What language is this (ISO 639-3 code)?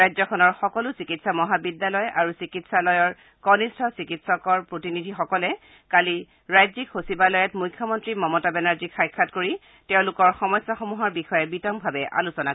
asm